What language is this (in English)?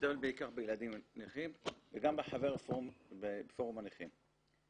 Hebrew